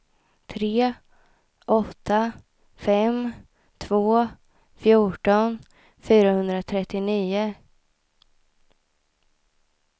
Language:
Swedish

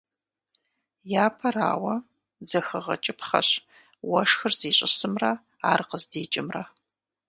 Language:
Kabardian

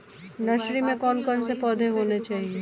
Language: Hindi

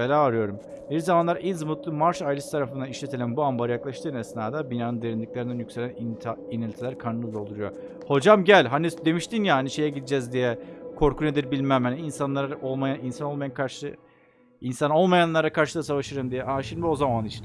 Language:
Turkish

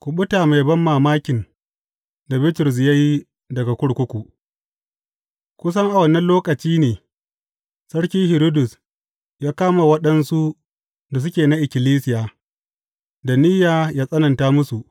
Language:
Hausa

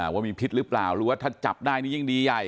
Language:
Thai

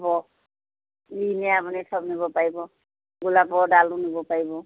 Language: Assamese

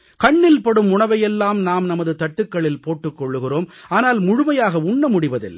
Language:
Tamil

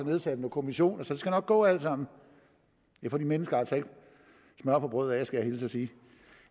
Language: Danish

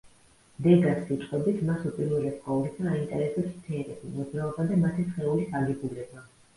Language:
Georgian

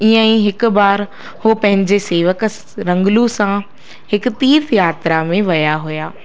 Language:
Sindhi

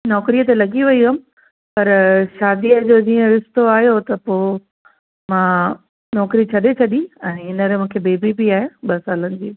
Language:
Sindhi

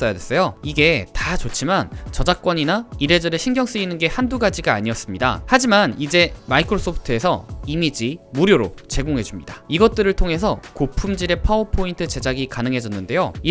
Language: Korean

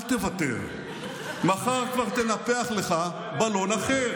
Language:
Hebrew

